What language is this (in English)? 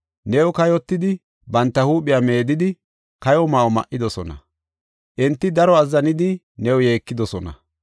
Gofa